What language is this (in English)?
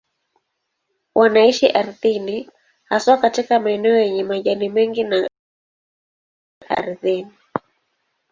Swahili